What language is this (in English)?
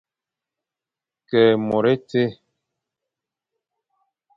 Fang